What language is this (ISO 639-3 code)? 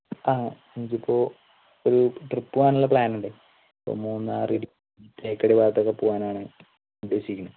mal